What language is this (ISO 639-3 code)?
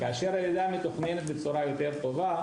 heb